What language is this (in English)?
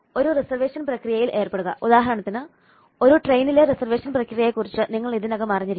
Malayalam